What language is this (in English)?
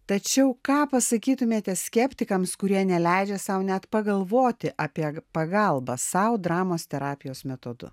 Lithuanian